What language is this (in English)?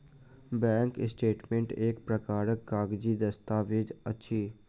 Maithili